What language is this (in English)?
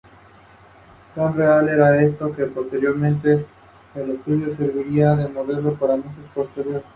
Spanish